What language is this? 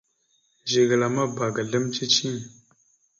Mada (Cameroon)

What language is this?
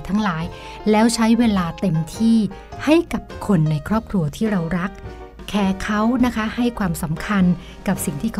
Thai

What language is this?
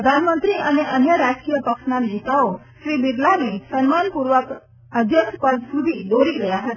Gujarati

